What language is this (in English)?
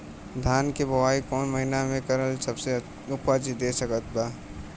Bhojpuri